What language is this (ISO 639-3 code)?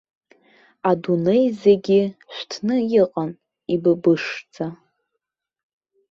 abk